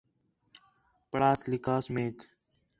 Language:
Khetrani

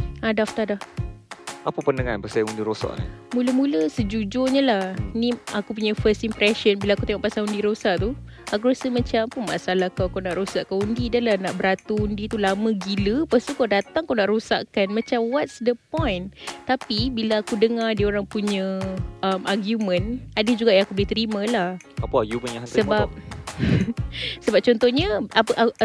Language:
Malay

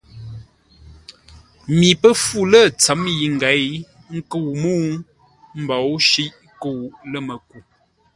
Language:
Ngombale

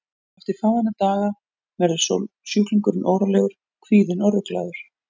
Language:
Icelandic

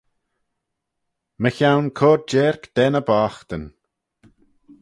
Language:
Manx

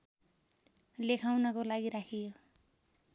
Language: Nepali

